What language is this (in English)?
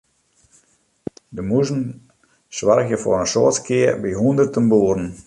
Western Frisian